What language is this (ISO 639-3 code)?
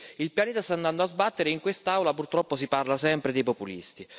ita